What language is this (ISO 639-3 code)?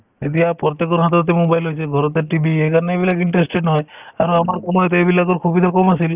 asm